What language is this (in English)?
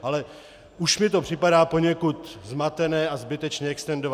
Czech